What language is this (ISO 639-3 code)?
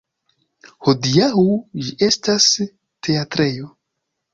epo